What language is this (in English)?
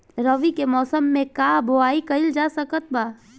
Bhojpuri